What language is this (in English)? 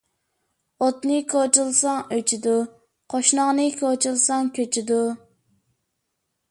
Uyghur